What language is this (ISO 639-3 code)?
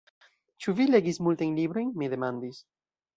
epo